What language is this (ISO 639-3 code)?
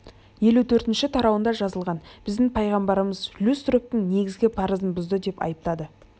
kaz